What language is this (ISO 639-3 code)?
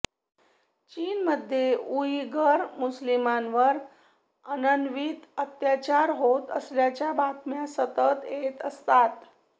mar